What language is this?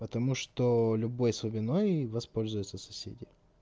Russian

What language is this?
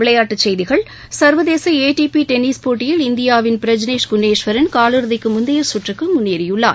Tamil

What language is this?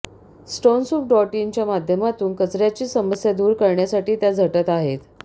Marathi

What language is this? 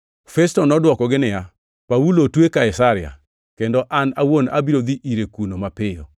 Luo (Kenya and Tanzania)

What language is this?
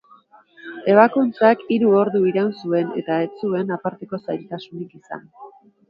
Basque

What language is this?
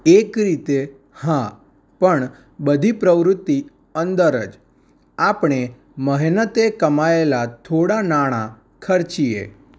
Gujarati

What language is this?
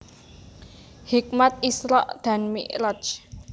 Javanese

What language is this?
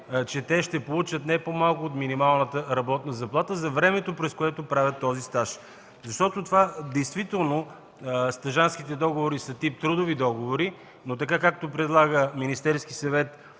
Bulgarian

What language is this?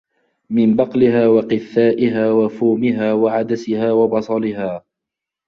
Arabic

